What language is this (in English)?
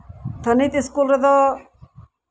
Santali